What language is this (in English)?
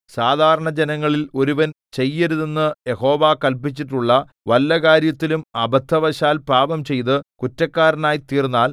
Malayalam